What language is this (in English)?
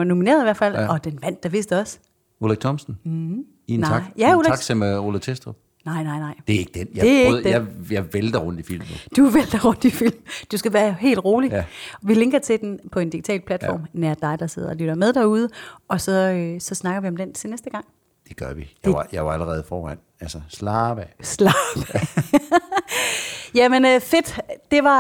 Danish